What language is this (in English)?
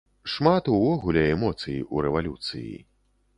Belarusian